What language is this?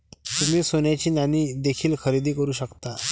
Marathi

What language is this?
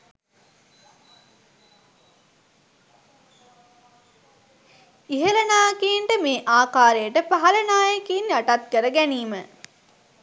Sinhala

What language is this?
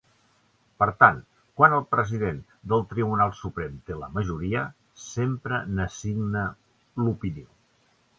Catalan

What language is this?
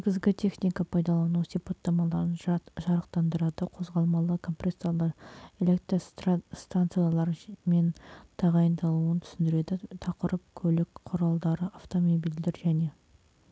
Kazakh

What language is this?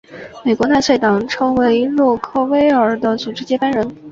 Chinese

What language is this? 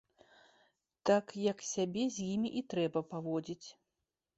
Belarusian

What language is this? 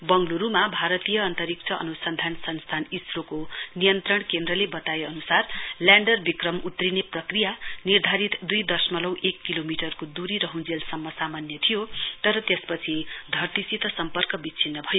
Nepali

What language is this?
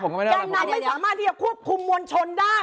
Thai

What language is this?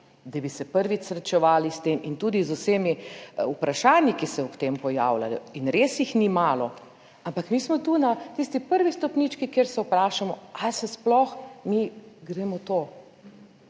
Slovenian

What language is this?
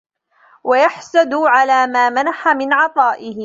Arabic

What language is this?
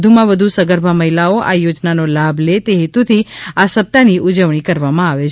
Gujarati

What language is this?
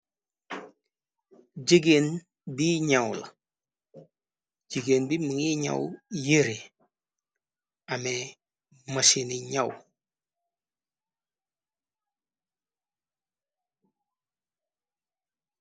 Wolof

